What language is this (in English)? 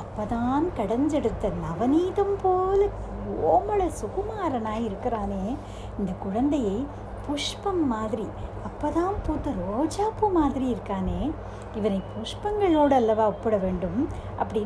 Tamil